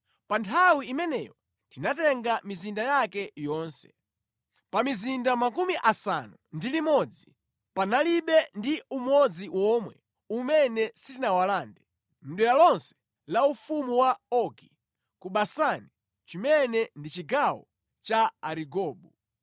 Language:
Nyanja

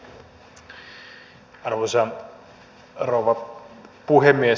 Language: Finnish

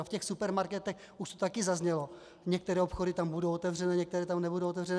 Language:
Czech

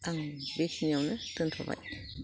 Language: Bodo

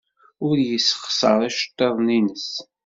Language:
Kabyle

